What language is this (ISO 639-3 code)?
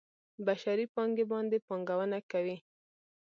pus